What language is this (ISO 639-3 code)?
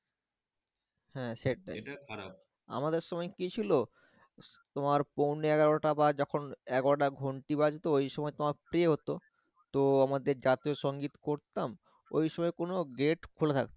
ben